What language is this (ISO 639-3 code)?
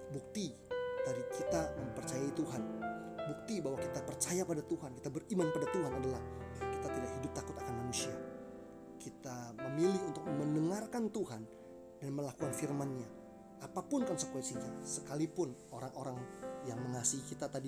ind